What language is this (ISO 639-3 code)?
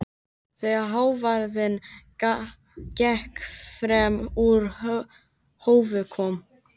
isl